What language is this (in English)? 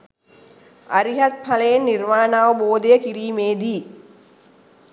Sinhala